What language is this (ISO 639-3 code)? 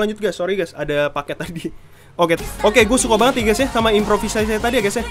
ind